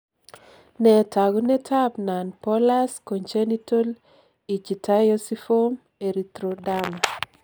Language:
Kalenjin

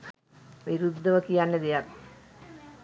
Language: Sinhala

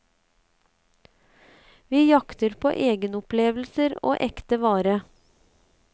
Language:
Norwegian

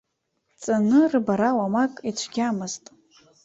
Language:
Abkhazian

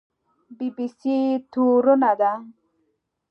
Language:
Pashto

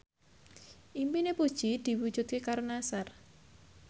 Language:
Javanese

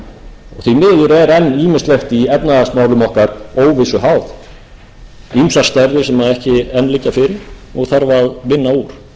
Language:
Icelandic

